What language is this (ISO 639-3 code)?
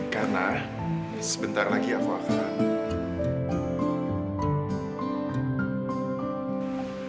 ind